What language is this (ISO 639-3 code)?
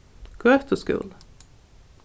fao